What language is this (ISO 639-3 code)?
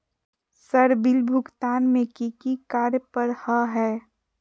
mag